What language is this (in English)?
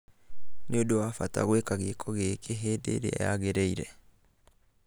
Kikuyu